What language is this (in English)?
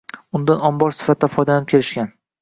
Uzbek